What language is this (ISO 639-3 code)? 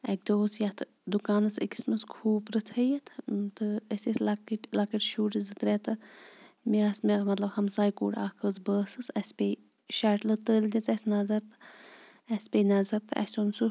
kas